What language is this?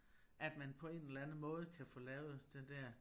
Danish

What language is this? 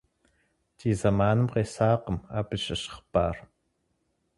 Kabardian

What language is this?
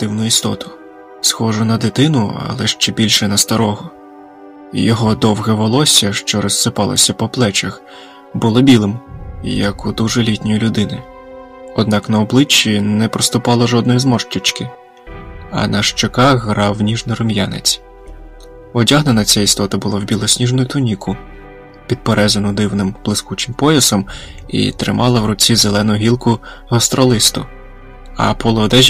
Ukrainian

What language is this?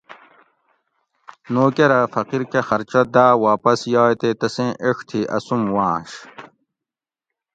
Gawri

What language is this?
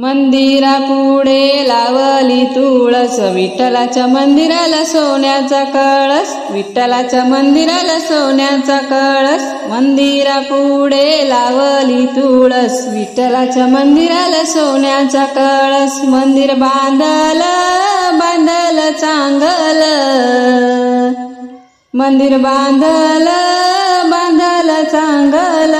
Marathi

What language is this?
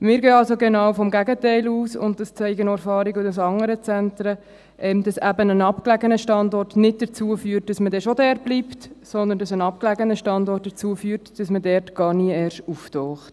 Swiss German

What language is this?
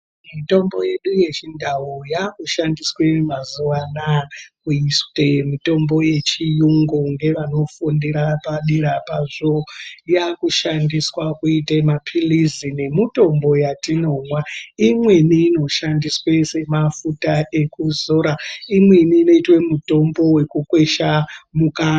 Ndau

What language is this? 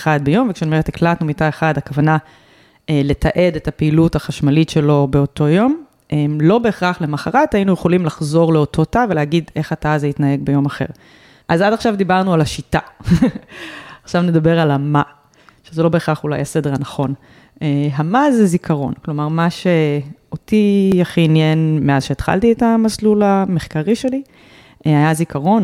Hebrew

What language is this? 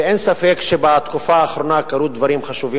Hebrew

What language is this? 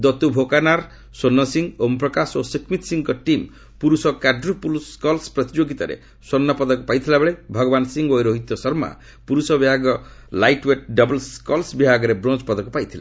Odia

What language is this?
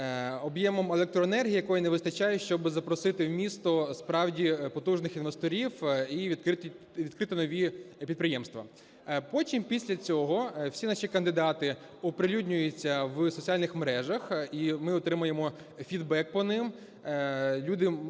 Ukrainian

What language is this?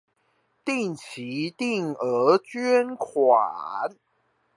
Chinese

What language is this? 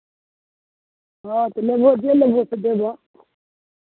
Maithili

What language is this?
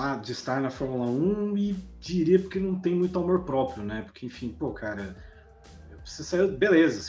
Portuguese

